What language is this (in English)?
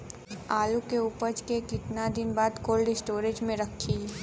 Bhojpuri